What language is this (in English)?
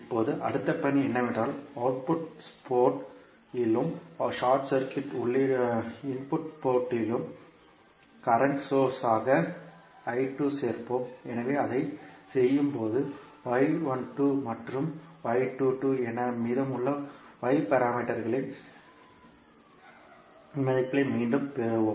Tamil